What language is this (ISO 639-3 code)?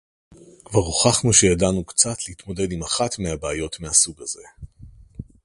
heb